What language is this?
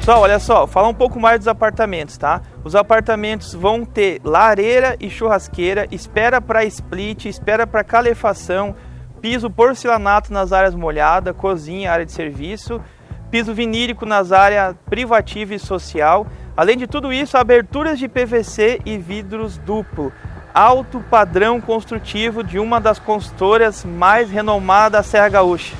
Portuguese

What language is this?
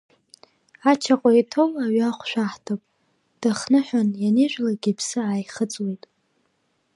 Abkhazian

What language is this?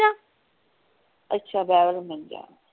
Punjabi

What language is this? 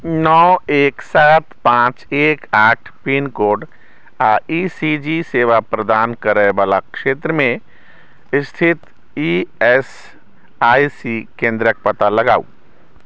Maithili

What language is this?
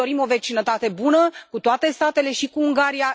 Romanian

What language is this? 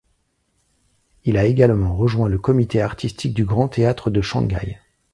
French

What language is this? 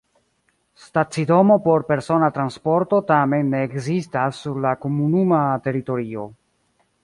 Esperanto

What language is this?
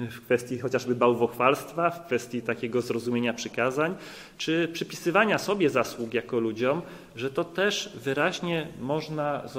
Polish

